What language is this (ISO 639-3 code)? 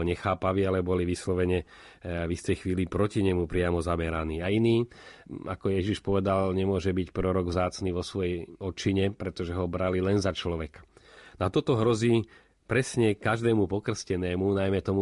slk